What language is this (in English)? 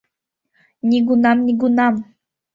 Mari